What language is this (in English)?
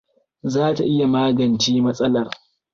Hausa